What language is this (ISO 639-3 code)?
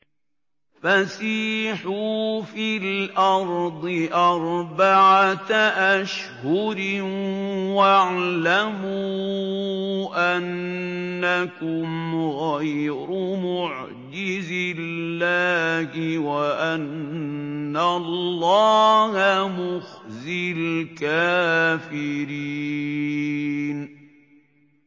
ara